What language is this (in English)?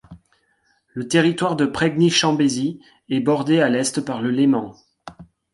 French